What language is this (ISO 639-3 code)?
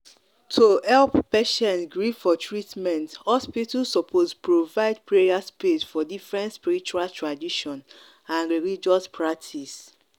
pcm